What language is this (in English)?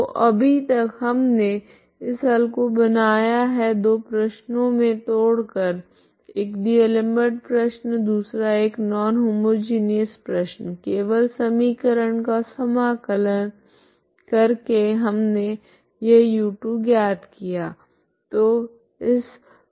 Hindi